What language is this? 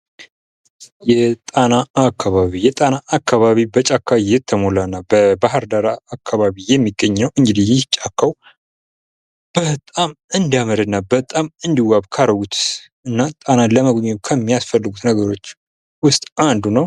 Amharic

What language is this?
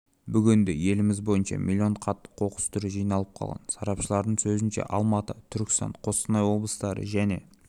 Kazakh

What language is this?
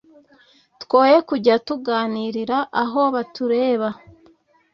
Kinyarwanda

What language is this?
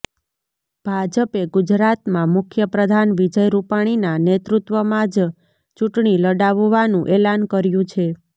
Gujarati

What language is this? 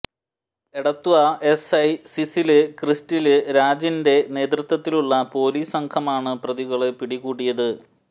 Malayalam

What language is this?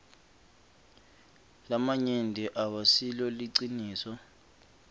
Swati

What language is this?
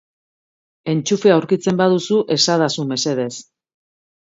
Basque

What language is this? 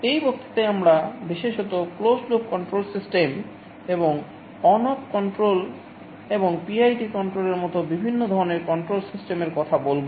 Bangla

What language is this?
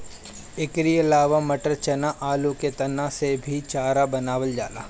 Bhojpuri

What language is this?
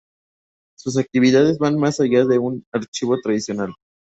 Spanish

